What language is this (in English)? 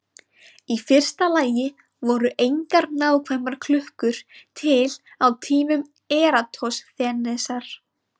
Icelandic